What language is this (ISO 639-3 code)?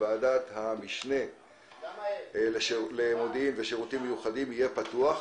heb